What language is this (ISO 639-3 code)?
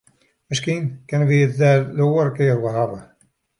fry